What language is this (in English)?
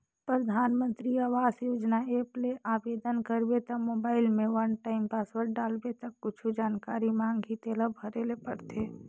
Chhattisgarhi